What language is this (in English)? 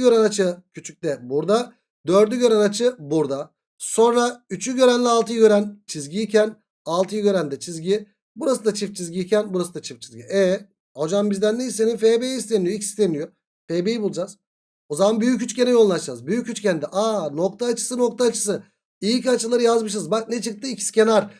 Turkish